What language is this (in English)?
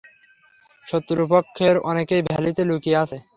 Bangla